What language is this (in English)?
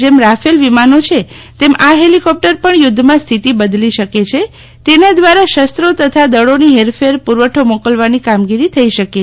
Gujarati